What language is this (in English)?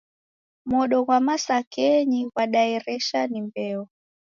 Taita